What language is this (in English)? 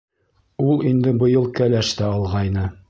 Bashkir